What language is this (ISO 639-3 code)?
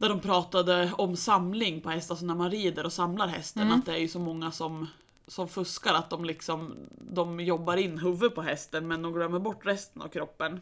swe